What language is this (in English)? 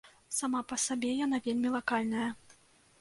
Belarusian